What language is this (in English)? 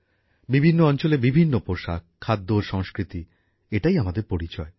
Bangla